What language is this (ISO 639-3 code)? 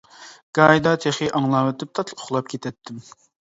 uig